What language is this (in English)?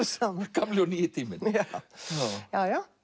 Icelandic